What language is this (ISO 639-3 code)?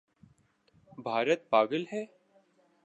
urd